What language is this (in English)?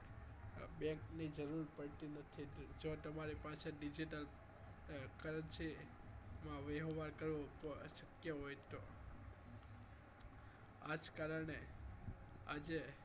Gujarati